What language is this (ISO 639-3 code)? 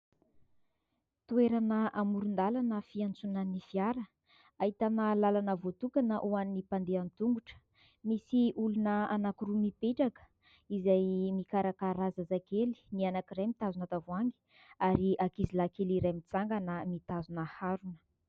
mlg